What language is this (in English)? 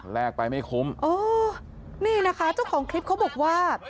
Thai